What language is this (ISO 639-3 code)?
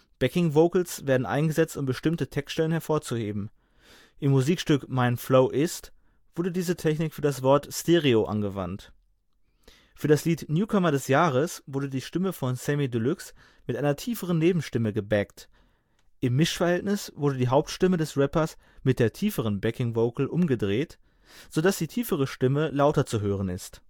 deu